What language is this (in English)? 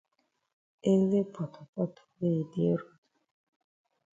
Cameroon Pidgin